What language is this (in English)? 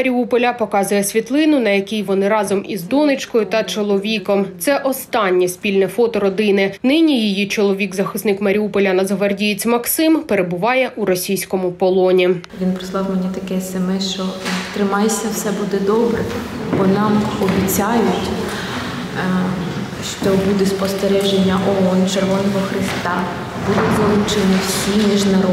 Ukrainian